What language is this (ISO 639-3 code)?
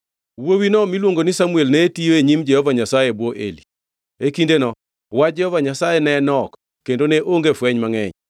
luo